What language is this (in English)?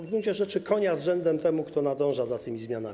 Polish